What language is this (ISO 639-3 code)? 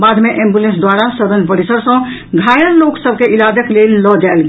mai